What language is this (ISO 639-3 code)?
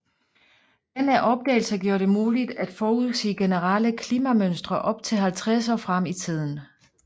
dan